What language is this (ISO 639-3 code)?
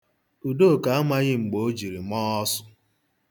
ibo